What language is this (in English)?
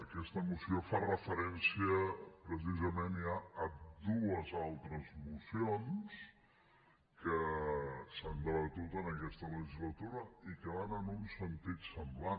Catalan